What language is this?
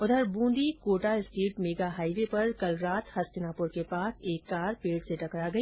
Hindi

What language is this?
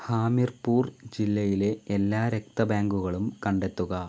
Malayalam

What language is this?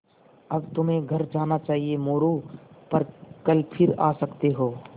Hindi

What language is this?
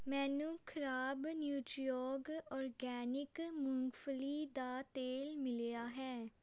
Punjabi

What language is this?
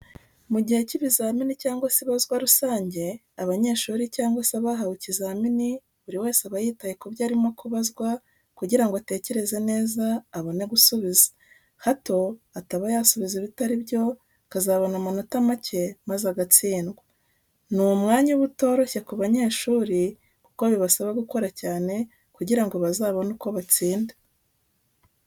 Kinyarwanda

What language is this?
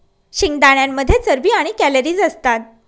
Marathi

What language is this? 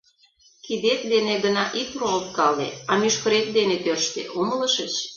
Mari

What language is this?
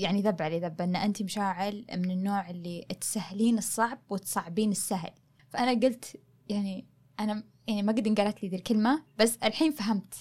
Arabic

